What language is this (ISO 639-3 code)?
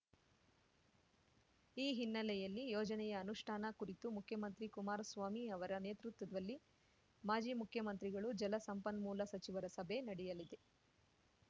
kan